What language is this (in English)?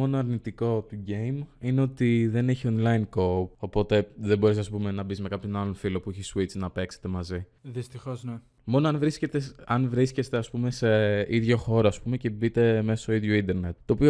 Greek